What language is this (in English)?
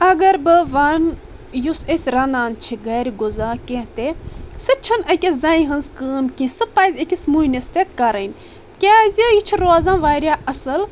Kashmiri